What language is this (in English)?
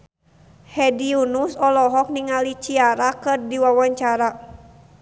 Sundanese